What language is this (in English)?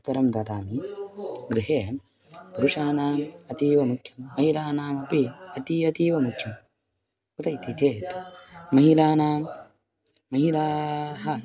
Sanskrit